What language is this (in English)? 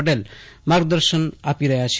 Gujarati